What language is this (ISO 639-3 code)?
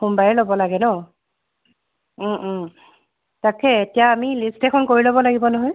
asm